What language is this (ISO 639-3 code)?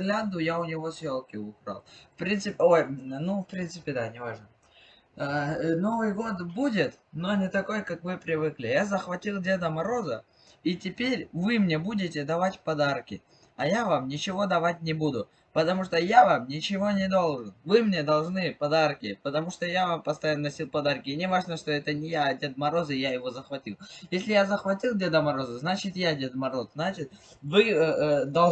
rus